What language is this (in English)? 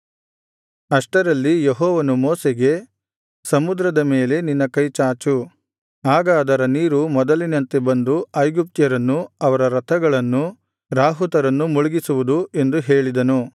Kannada